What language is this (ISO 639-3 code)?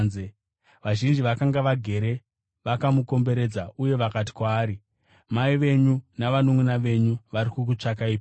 sna